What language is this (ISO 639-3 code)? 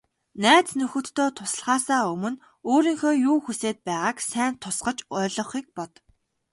mon